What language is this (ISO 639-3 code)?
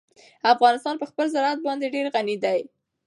pus